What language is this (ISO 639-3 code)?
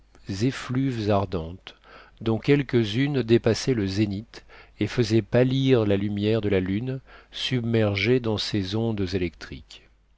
fra